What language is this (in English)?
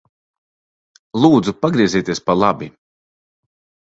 Latvian